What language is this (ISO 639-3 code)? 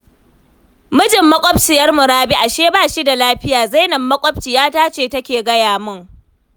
hau